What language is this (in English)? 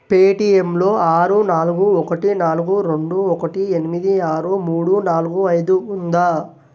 Telugu